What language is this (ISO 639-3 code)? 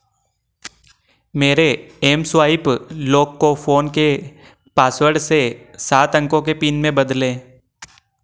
hin